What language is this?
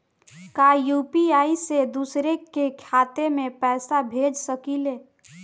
Bhojpuri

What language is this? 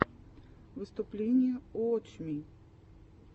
Russian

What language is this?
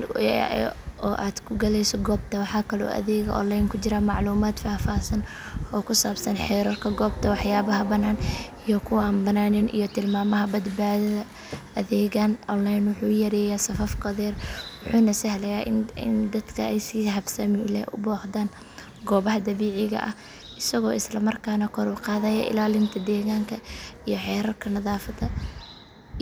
Somali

